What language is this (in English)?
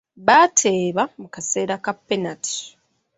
Ganda